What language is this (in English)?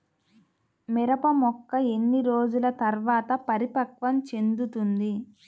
Telugu